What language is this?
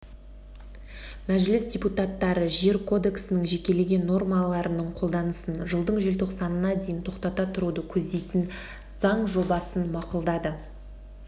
Kazakh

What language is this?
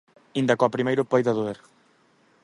Galician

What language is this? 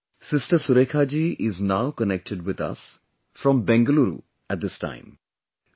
English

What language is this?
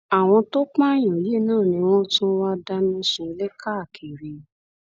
Yoruba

